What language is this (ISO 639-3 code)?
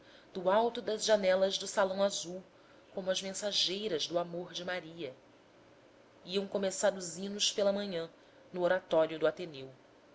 por